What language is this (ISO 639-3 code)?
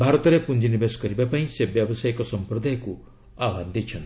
ori